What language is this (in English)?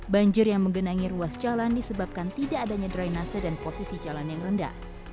Indonesian